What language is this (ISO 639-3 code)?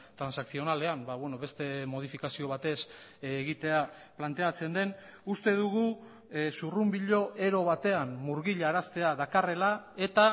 eus